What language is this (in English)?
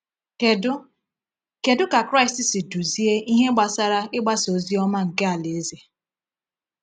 Igbo